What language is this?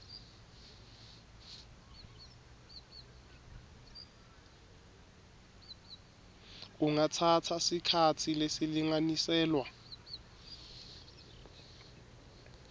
Swati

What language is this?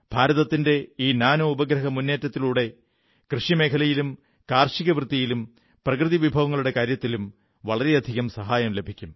Malayalam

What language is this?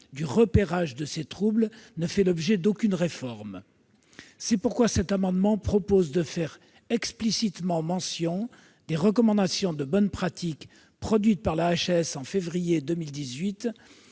French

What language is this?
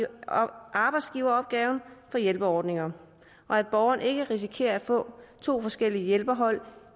Danish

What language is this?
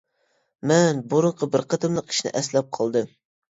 Uyghur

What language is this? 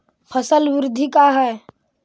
Magahi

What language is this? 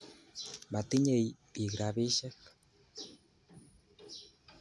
Kalenjin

